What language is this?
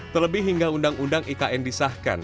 Indonesian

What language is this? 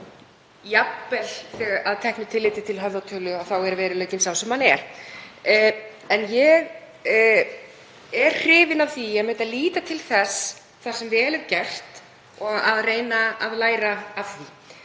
Icelandic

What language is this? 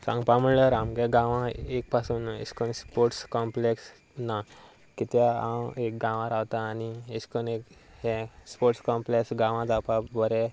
Konkani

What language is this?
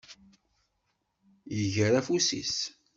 Kabyle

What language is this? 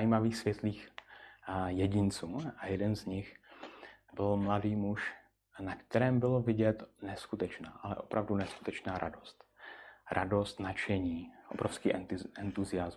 Czech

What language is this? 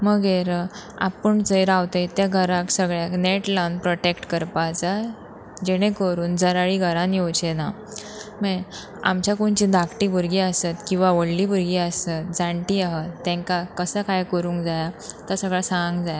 Konkani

